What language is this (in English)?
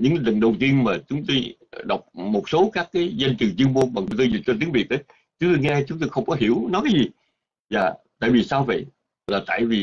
Vietnamese